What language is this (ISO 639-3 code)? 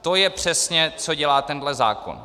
ces